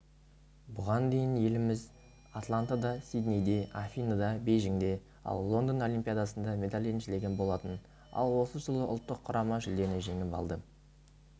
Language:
Kazakh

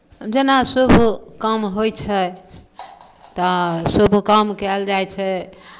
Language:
Maithili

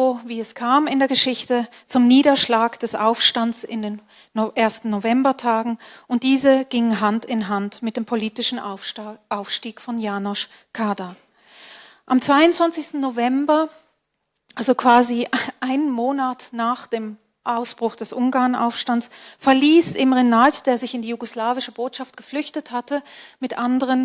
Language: German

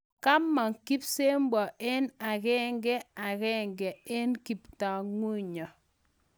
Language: Kalenjin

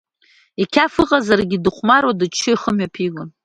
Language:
Abkhazian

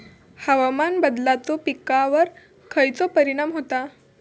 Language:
Marathi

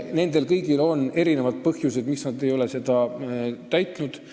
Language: Estonian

